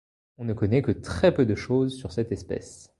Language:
French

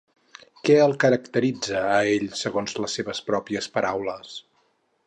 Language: Catalan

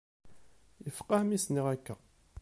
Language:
Kabyle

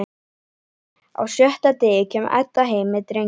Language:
Icelandic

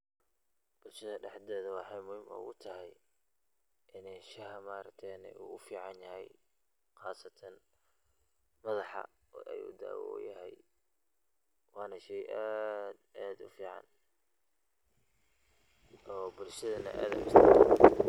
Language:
Somali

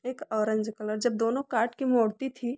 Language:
Hindi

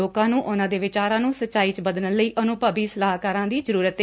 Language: Punjabi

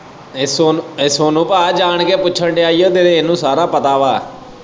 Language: Punjabi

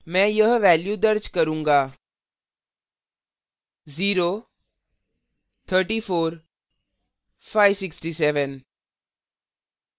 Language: Hindi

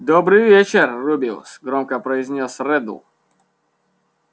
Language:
Russian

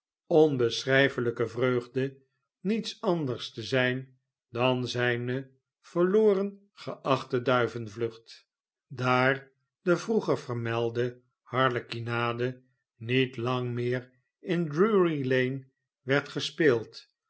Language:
Dutch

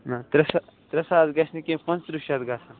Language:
Kashmiri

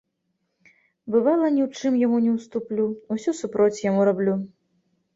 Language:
Belarusian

